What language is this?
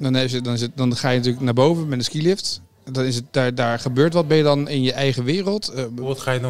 Dutch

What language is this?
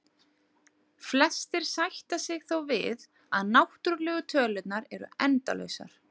Icelandic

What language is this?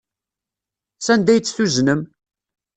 Kabyle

